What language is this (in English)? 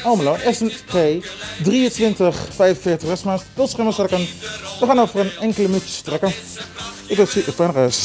Dutch